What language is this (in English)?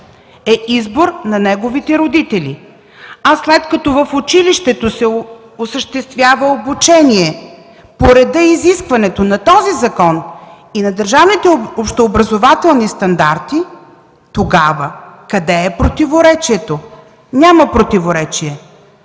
Bulgarian